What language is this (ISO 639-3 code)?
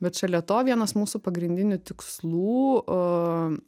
lit